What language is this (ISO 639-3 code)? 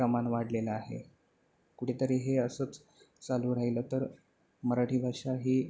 mar